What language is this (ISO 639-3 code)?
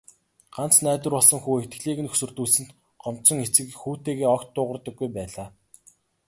mon